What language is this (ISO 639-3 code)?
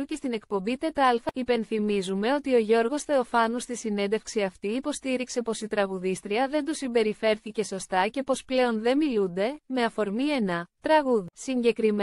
ell